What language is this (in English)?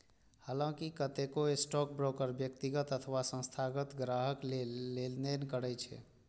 Maithili